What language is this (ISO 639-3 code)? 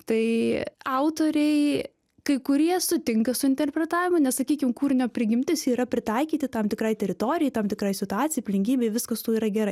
lit